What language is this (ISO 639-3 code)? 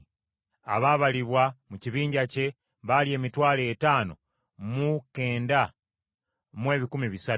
lug